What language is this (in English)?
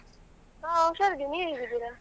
Kannada